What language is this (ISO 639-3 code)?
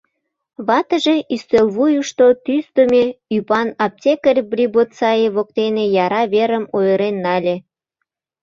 chm